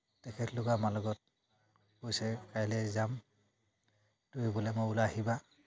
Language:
Assamese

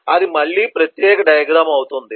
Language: Telugu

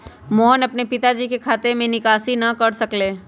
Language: Magahi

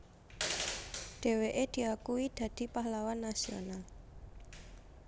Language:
Javanese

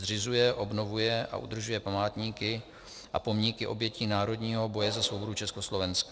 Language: Czech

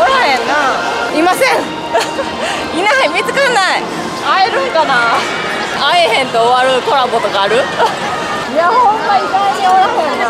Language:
Japanese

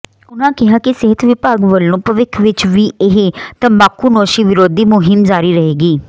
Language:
Punjabi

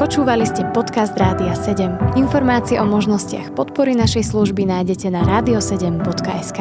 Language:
Slovak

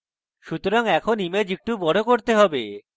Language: Bangla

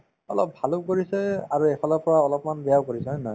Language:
Assamese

